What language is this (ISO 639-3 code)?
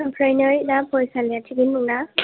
brx